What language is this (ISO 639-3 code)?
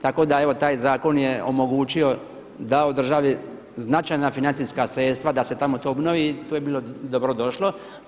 hrv